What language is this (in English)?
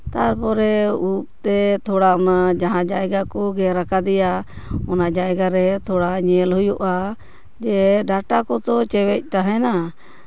Santali